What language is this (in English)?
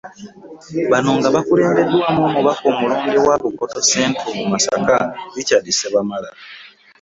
Ganda